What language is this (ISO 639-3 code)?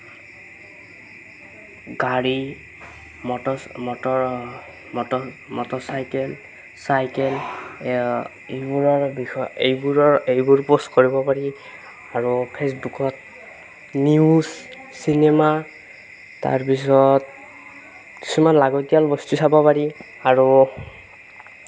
asm